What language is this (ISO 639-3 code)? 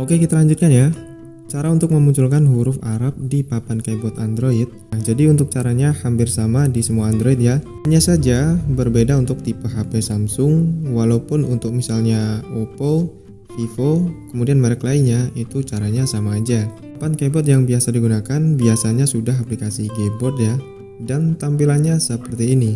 ind